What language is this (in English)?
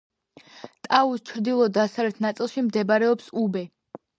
Georgian